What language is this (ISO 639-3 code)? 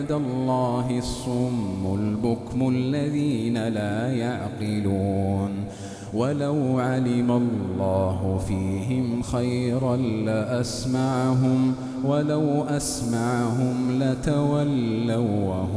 ara